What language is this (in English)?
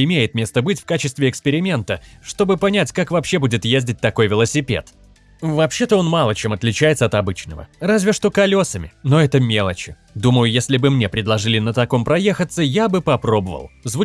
Russian